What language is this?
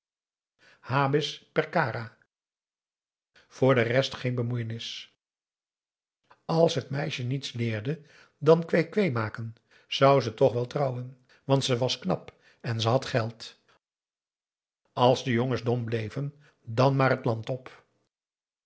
Dutch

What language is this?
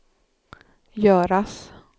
Swedish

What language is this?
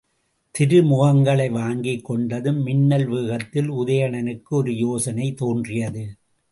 Tamil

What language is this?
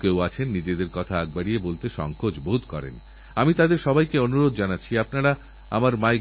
Bangla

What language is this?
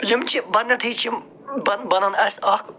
Kashmiri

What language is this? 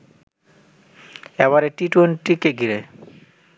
Bangla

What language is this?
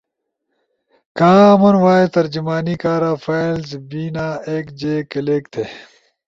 Ushojo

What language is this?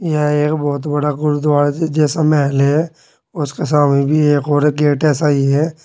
Hindi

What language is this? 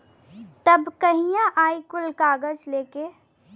Bhojpuri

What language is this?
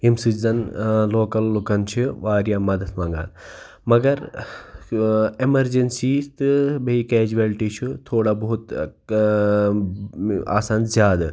Kashmiri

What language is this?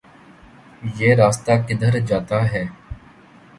Urdu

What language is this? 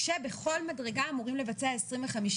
Hebrew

